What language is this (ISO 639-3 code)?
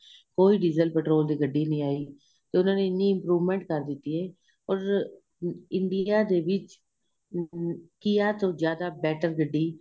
pan